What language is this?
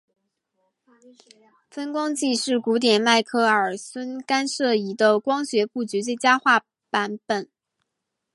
Chinese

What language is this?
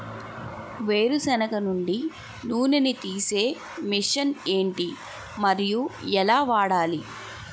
Telugu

